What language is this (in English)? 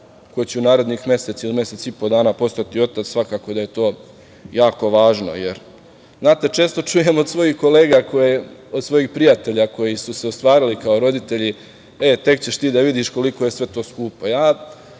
Serbian